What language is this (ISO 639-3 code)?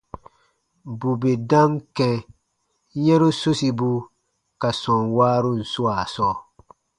bba